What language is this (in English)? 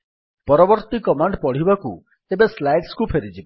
Odia